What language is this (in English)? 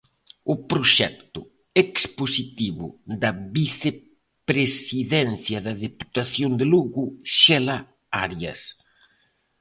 Galician